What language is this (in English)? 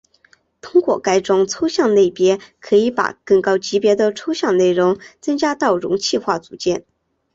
Chinese